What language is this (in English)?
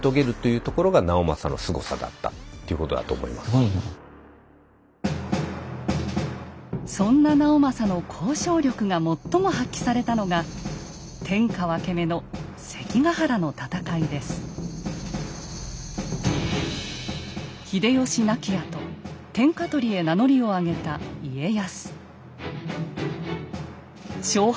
Japanese